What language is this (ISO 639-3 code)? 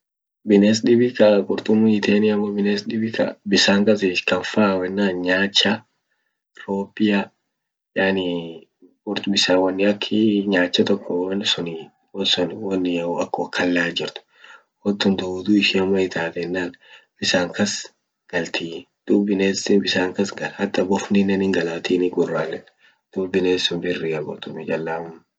orc